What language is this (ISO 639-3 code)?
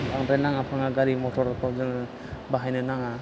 brx